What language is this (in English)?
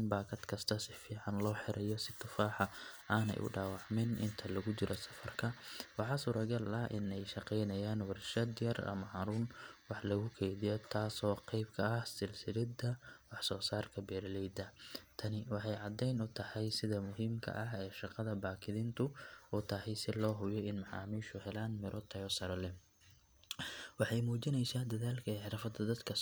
Somali